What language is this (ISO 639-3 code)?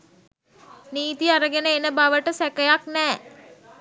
sin